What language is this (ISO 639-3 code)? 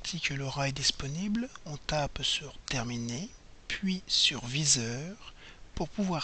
fra